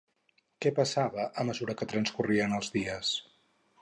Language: Catalan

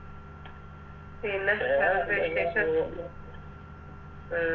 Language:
Malayalam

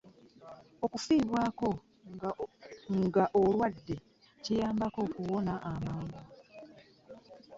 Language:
Ganda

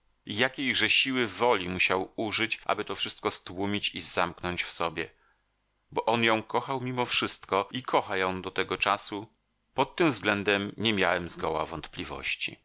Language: Polish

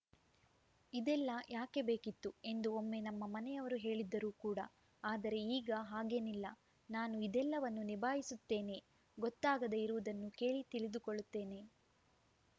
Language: Kannada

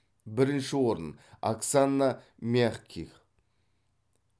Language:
Kazakh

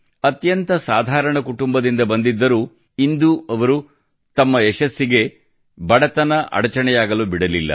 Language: Kannada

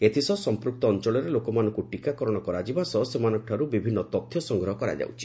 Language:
Odia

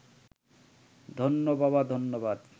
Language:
Bangla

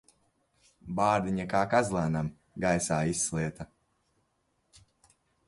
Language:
Latvian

